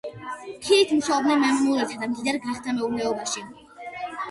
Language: Georgian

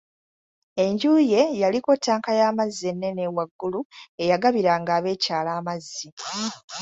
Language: Ganda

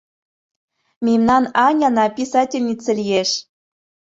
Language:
Mari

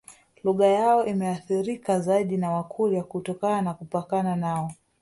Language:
Swahili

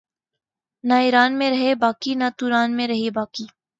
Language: Urdu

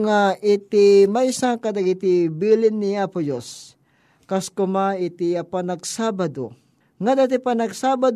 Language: Filipino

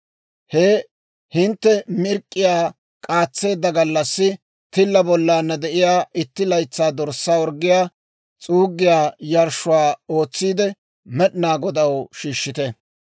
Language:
Dawro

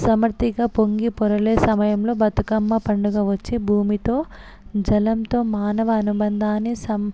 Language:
Telugu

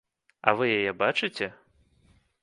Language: Belarusian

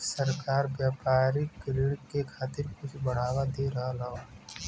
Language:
Bhojpuri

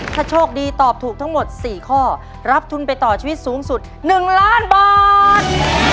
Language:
Thai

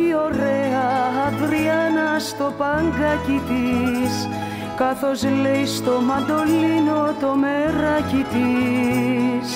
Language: Greek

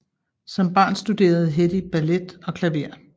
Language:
Danish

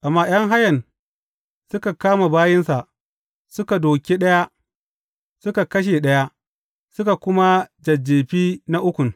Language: Hausa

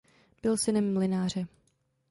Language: Czech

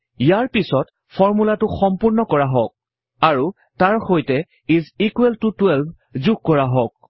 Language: Assamese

